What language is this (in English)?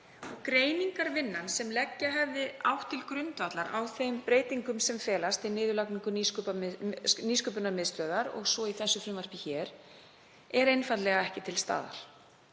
Icelandic